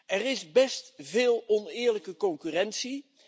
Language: Dutch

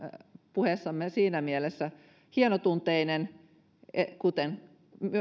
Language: Finnish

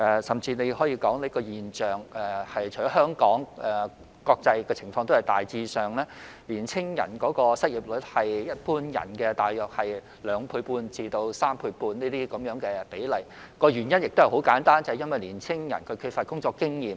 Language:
Cantonese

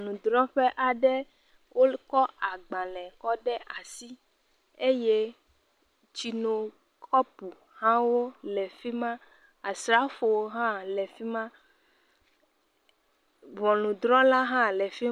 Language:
Ewe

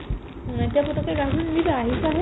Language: Assamese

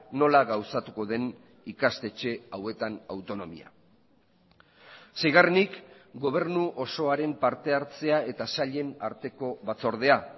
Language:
Basque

